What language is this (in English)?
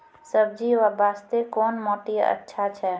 Maithili